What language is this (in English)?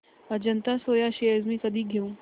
Marathi